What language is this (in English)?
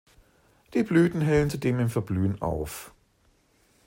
German